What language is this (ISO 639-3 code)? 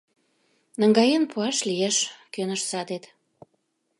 chm